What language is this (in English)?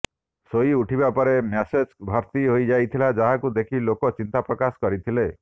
Odia